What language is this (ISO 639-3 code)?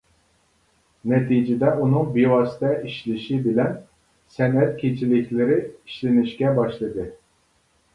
uig